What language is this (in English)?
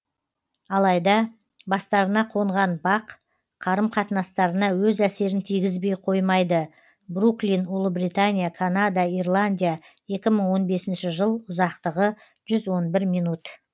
Kazakh